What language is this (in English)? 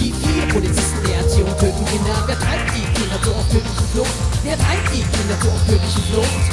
German